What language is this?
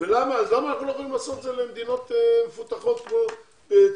Hebrew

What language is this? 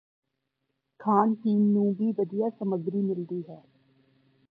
Punjabi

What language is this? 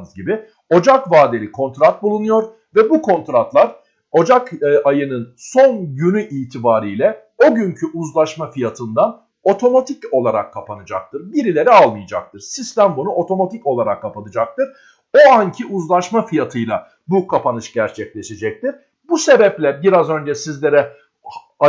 Turkish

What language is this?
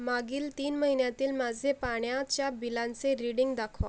Marathi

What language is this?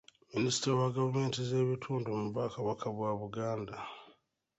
Ganda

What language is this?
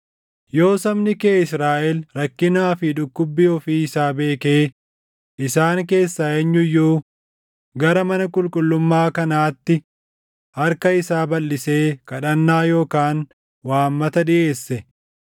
Oromo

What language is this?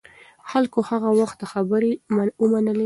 Pashto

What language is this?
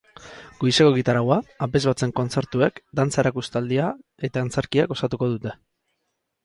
Basque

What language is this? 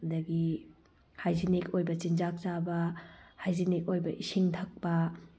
Manipuri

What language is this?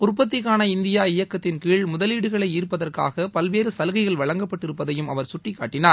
Tamil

